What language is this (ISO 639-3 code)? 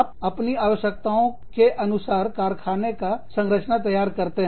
hin